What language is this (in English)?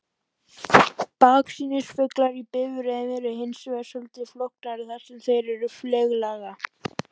Icelandic